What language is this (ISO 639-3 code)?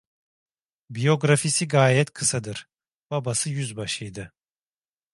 tur